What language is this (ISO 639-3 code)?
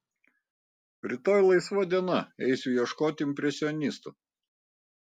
lit